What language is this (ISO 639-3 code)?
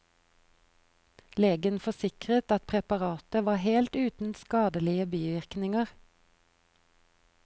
nor